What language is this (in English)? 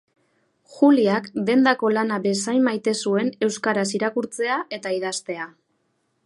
Basque